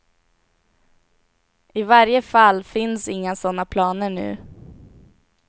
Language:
Swedish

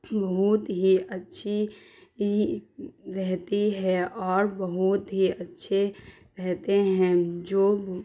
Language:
Urdu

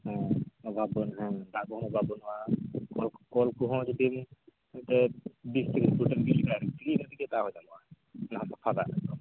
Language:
Santali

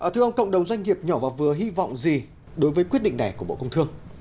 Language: Vietnamese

